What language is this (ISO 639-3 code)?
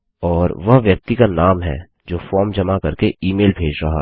hin